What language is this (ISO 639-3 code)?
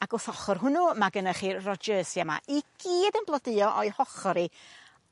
cym